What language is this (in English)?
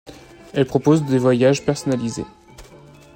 French